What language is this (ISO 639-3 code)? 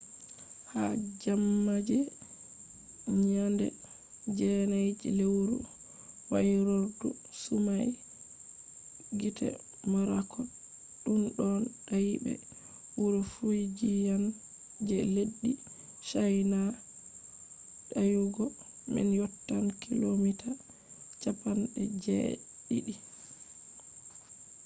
ful